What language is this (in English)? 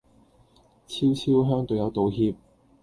Cantonese